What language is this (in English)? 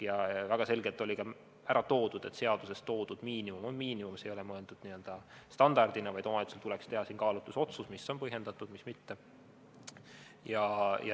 Estonian